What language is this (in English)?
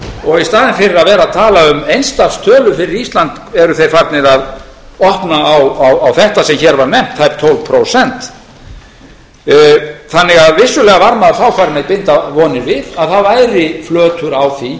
Icelandic